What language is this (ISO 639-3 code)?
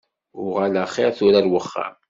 kab